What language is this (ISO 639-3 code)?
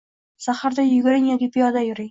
uzb